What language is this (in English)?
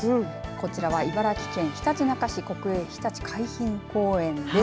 Japanese